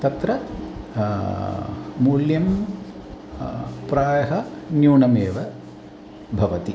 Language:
Sanskrit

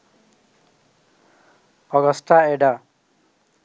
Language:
Bangla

